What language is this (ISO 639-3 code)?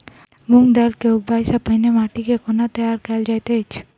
mai